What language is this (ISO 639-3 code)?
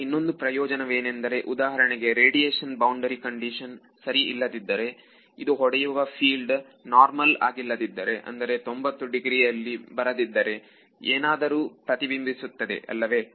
kan